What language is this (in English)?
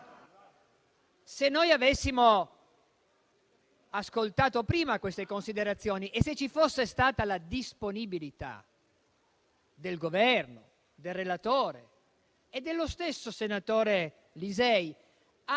Italian